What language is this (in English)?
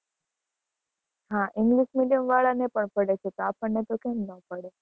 Gujarati